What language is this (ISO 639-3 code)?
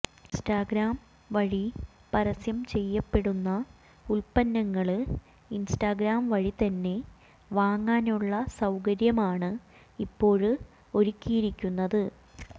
mal